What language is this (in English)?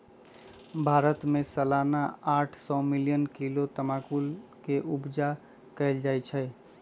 Magahi